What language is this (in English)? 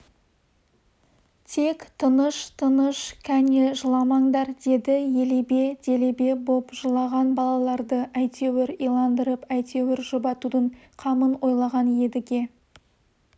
Kazakh